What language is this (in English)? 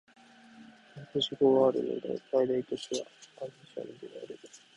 Japanese